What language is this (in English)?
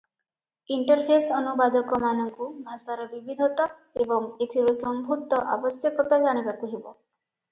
Odia